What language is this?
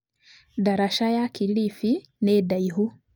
Kikuyu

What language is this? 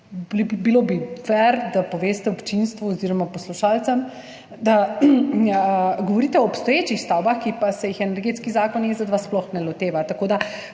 Slovenian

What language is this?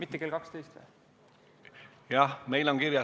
Estonian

